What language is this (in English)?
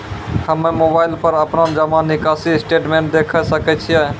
Maithili